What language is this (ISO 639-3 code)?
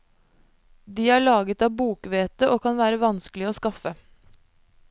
nor